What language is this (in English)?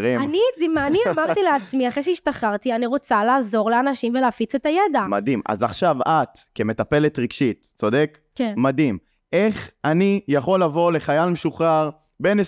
Hebrew